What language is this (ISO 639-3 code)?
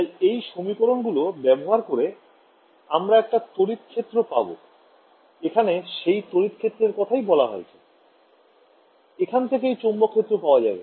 ben